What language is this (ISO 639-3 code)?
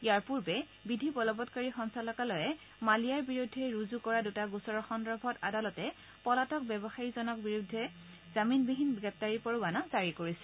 asm